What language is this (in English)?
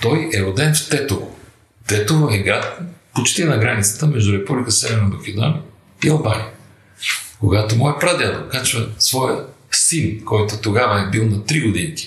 Bulgarian